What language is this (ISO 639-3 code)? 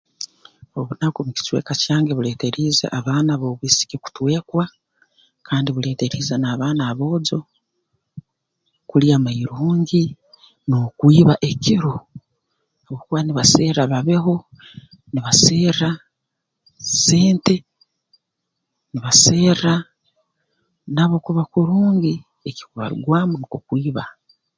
ttj